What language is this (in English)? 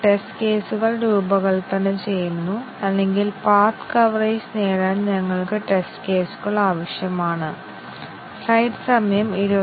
Malayalam